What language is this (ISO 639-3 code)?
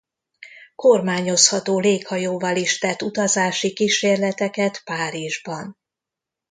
hun